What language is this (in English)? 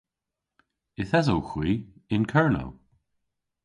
Cornish